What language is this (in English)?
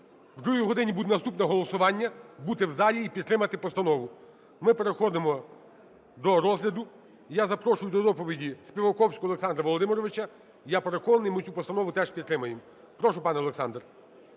Ukrainian